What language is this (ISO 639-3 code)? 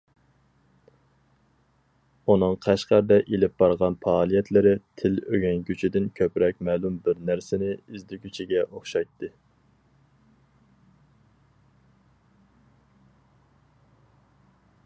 uig